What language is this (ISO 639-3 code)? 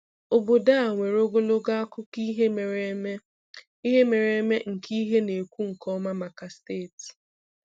ibo